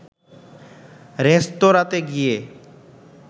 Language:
Bangla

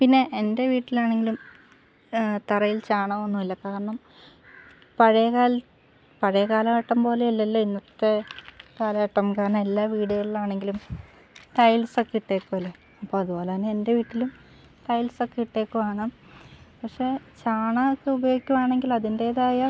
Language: Malayalam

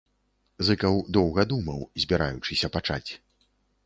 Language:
Belarusian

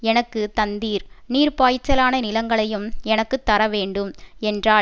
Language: Tamil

